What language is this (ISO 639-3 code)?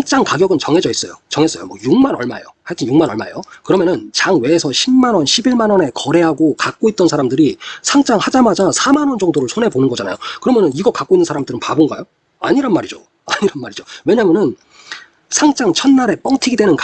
kor